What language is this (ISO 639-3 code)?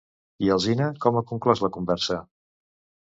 cat